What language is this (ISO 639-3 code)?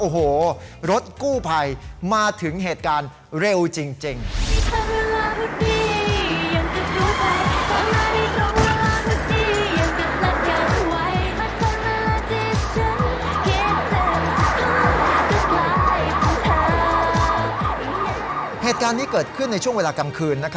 tha